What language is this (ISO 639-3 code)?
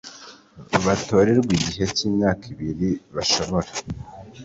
kin